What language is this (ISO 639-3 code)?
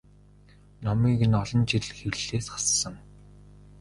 mon